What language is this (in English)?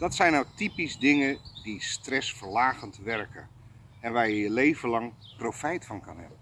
Dutch